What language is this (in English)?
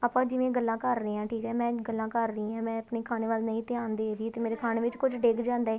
Punjabi